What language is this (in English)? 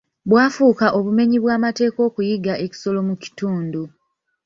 Ganda